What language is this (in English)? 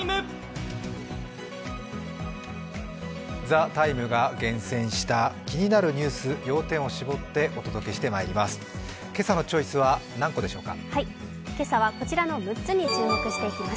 Japanese